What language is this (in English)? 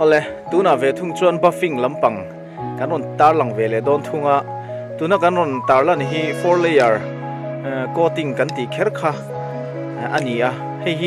Thai